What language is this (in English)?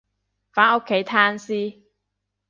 Cantonese